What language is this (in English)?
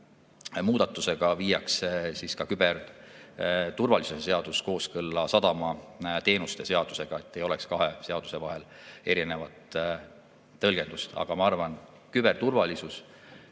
Estonian